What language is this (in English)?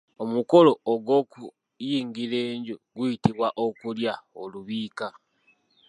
Ganda